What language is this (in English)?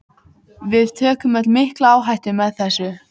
Icelandic